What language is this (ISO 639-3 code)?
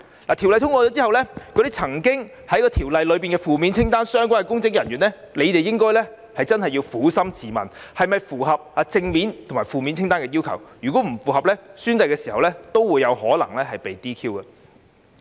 yue